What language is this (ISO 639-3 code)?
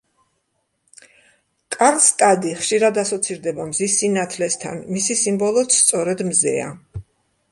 kat